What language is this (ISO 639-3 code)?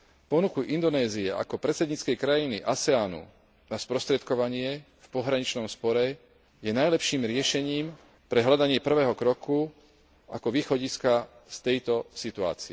slk